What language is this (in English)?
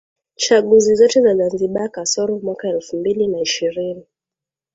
Swahili